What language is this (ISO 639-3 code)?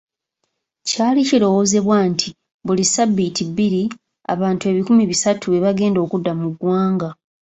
lug